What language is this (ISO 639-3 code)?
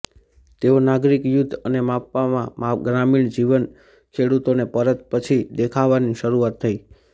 guj